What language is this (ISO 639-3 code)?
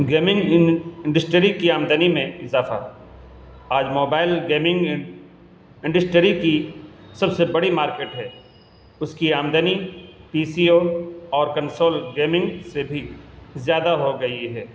urd